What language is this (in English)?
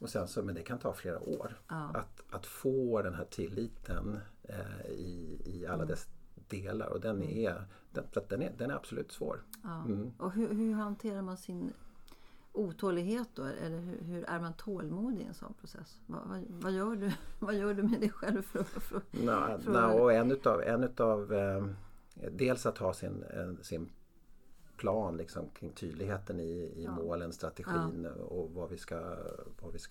Swedish